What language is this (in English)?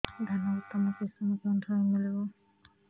Odia